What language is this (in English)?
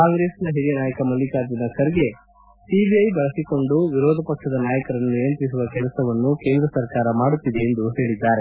Kannada